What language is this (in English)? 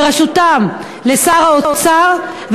Hebrew